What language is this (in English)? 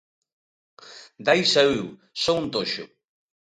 Galician